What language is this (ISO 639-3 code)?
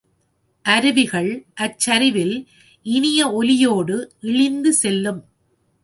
tam